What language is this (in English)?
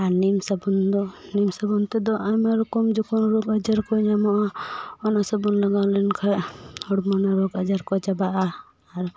Santali